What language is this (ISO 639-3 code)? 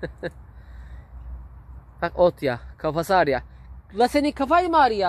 tur